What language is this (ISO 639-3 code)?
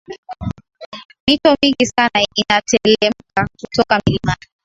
swa